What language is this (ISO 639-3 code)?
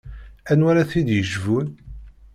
kab